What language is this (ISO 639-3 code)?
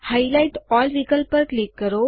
guj